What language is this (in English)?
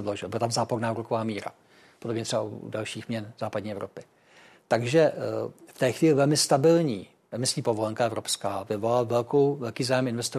Czech